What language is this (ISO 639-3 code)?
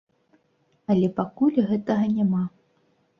bel